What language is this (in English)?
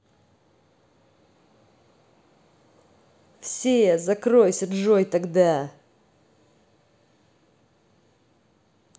Russian